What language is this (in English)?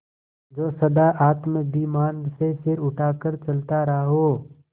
Hindi